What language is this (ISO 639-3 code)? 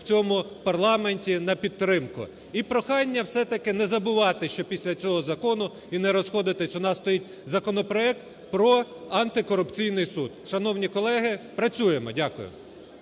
ukr